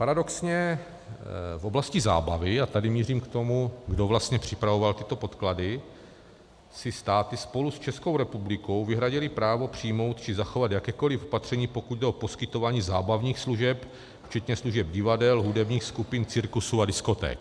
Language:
Czech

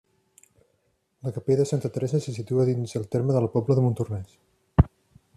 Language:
Catalan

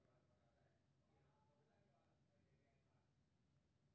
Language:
Maithili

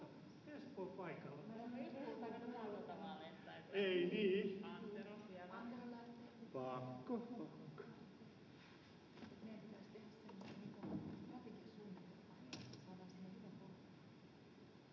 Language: Finnish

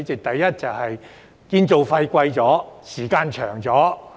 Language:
Cantonese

